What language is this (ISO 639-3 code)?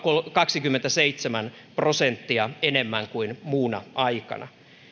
fin